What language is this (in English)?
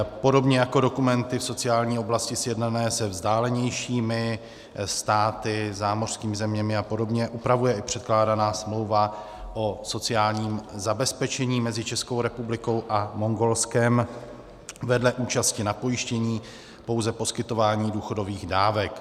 Czech